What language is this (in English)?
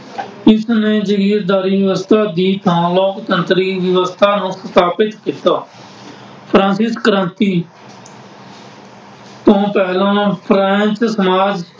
Punjabi